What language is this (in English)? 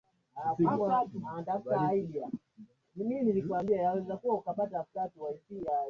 Swahili